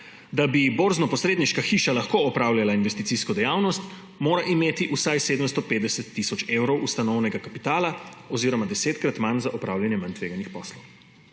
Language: Slovenian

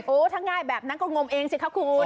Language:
Thai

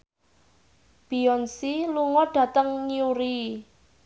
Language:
Javanese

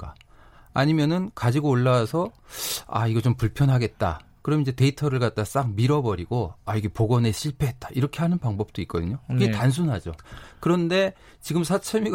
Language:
Korean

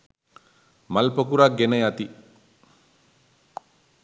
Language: Sinhala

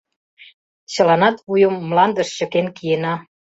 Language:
Mari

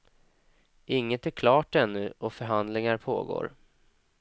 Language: Swedish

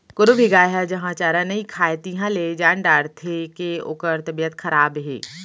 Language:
Chhattisgarhi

